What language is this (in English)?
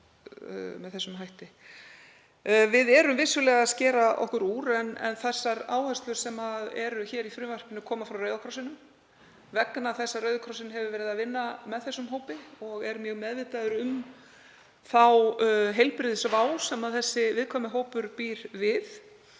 Icelandic